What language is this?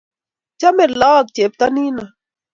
Kalenjin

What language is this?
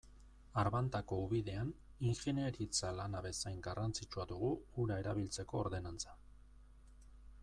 Basque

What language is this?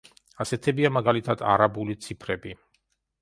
Georgian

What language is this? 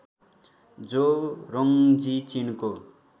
Nepali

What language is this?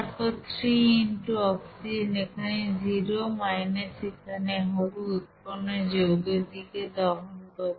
Bangla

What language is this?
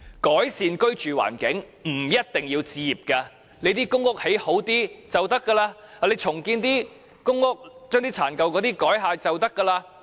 Cantonese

